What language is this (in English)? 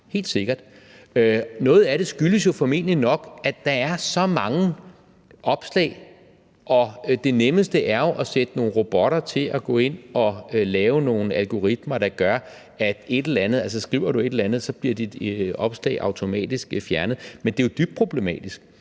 Danish